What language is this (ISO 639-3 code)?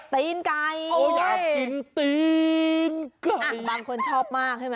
tha